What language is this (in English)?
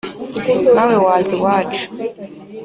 Kinyarwanda